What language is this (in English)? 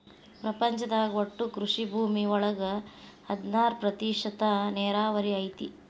Kannada